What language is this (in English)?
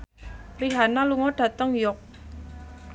Javanese